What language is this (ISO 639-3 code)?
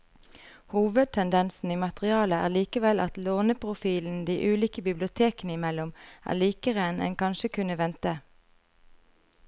nor